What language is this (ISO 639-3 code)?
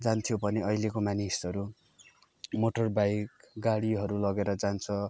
nep